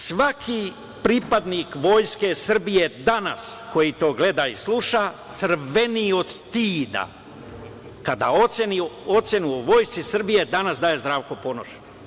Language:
Serbian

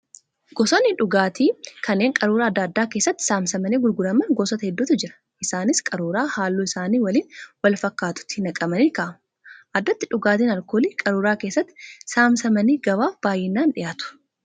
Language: Oromo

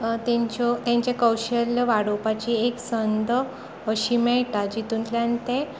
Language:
Konkani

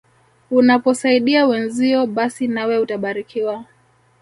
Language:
Swahili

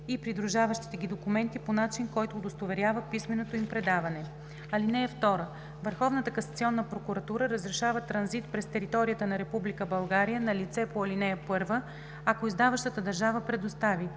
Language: Bulgarian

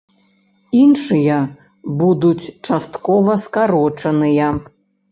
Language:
Belarusian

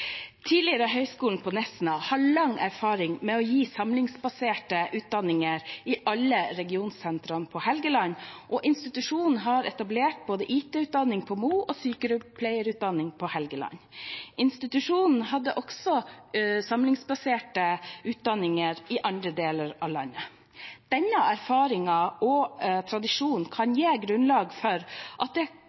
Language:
Norwegian Bokmål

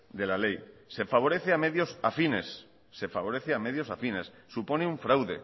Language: Spanish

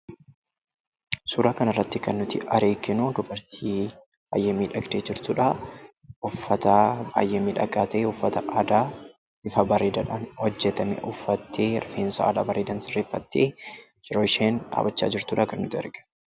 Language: Oromo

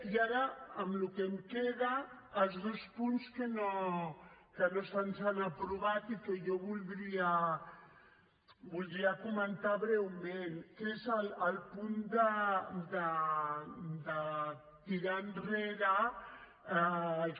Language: Catalan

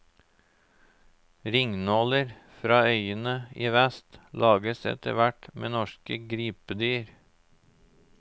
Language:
Norwegian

